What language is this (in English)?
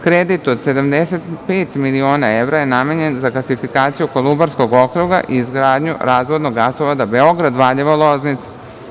Serbian